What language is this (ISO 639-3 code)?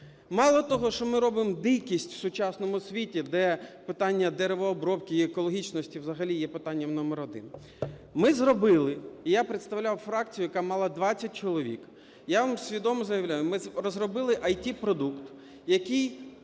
ukr